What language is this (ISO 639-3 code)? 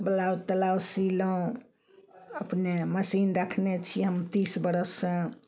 mai